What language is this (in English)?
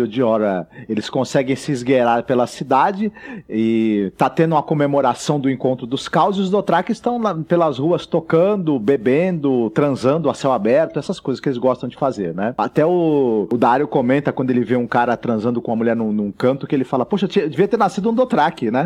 Portuguese